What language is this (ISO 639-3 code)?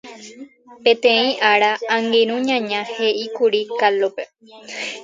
grn